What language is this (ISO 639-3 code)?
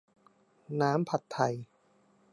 tha